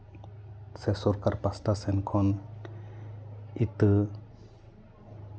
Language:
Santali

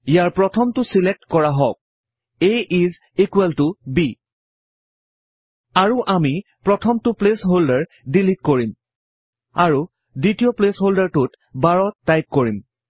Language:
Assamese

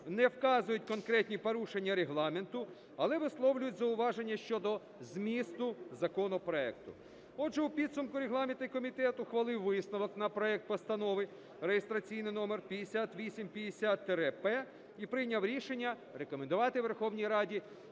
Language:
Ukrainian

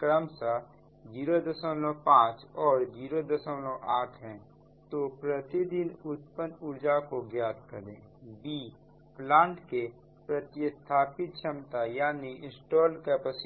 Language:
Hindi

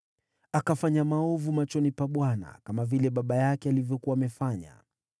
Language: Swahili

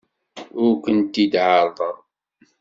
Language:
Kabyle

